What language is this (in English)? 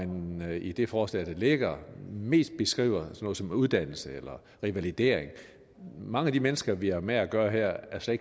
Danish